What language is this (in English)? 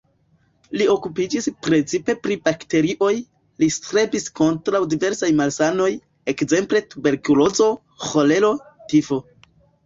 Esperanto